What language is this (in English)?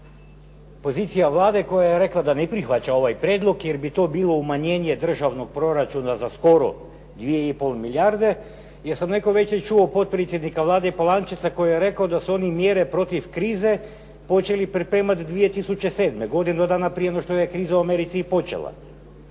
Croatian